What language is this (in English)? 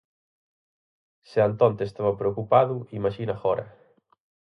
Galician